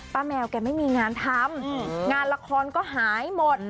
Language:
Thai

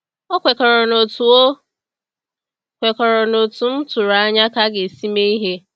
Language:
Igbo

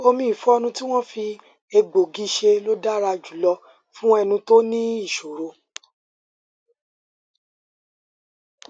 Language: Yoruba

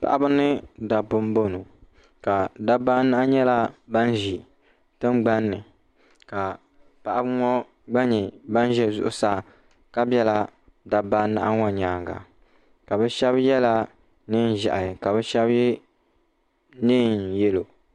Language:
Dagbani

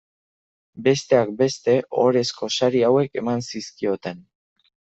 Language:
Basque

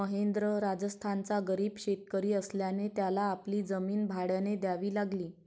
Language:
Marathi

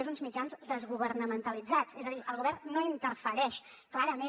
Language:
Catalan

